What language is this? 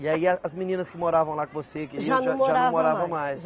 Portuguese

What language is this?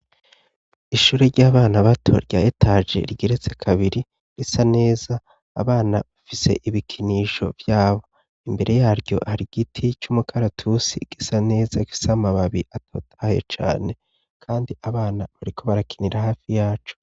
Rundi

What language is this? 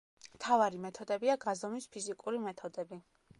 Georgian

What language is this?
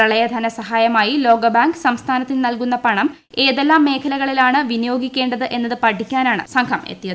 Malayalam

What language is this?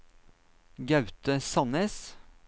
Norwegian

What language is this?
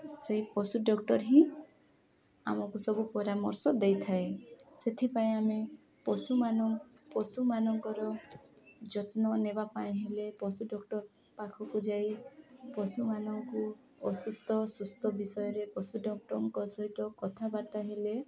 Odia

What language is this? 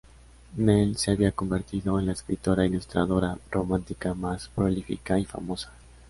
Spanish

